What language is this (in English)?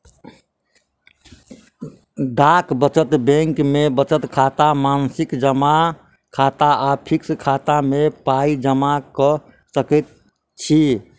Maithili